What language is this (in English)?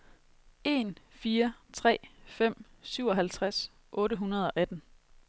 Danish